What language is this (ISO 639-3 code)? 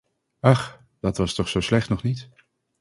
nld